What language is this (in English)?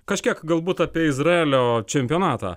Lithuanian